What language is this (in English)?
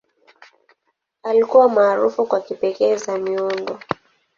Swahili